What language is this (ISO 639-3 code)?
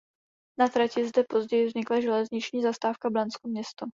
ces